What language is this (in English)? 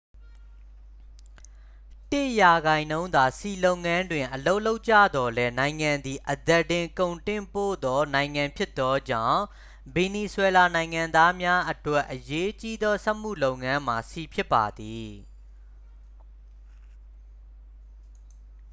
Burmese